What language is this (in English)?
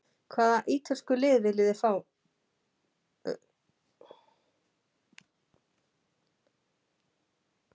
Icelandic